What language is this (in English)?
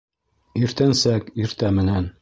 Bashkir